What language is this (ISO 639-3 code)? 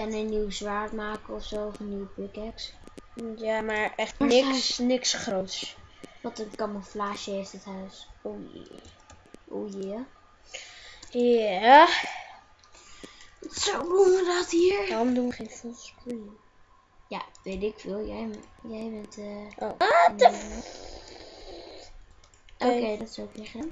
nld